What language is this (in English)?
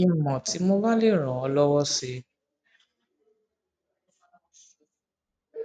Yoruba